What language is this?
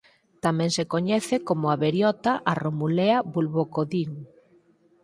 Galician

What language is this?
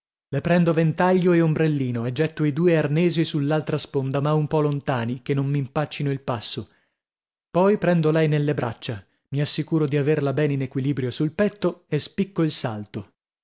Italian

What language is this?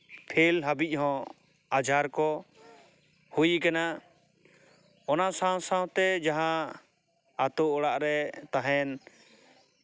Santali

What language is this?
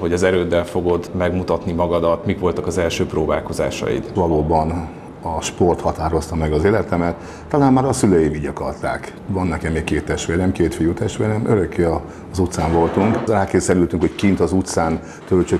Hungarian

